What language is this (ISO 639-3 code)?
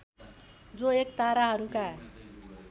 nep